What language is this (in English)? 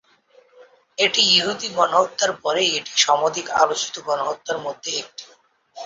Bangla